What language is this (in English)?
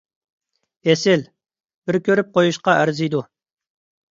Uyghur